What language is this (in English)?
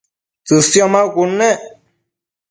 Matsés